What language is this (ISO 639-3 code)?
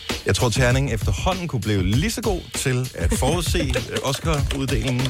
dan